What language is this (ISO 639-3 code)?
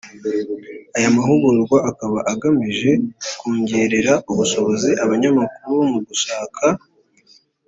kin